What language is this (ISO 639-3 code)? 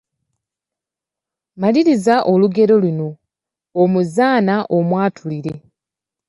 lug